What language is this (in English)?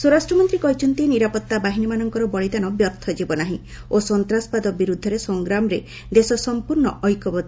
Odia